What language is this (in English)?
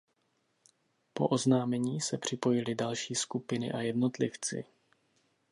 Czech